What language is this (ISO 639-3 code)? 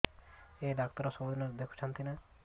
ori